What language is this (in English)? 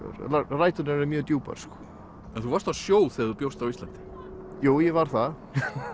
Icelandic